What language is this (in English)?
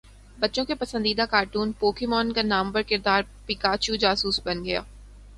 Urdu